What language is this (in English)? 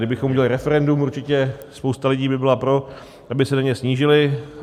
Czech